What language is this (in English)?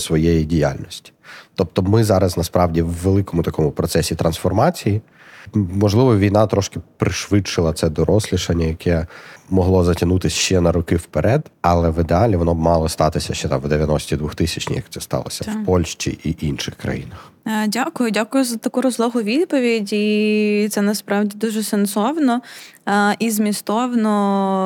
Ukrainian